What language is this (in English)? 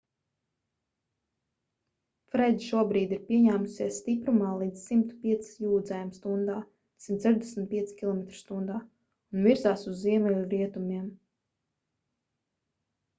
Latvian